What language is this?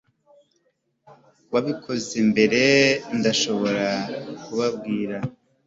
Kinyarwanda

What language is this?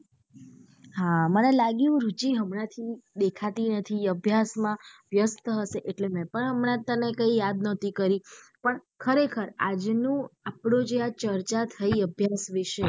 Gujarati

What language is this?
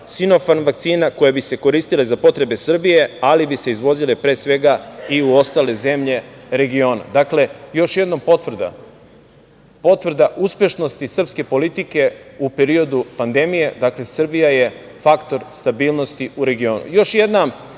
Serbian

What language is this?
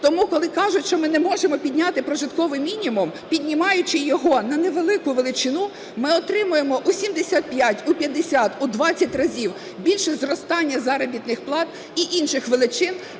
Ukrainian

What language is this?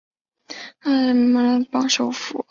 Chinese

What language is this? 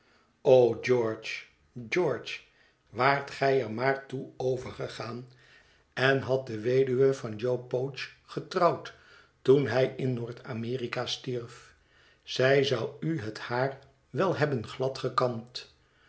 Dutch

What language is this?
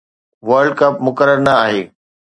Sindhi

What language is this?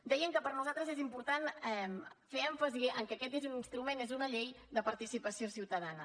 Catalan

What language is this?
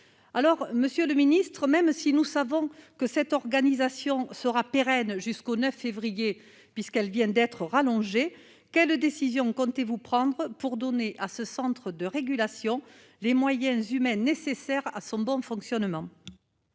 French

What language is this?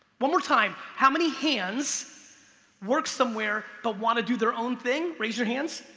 English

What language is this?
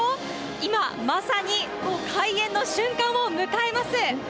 Japanese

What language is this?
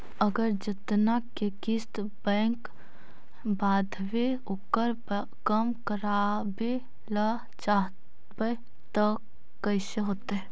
Magahi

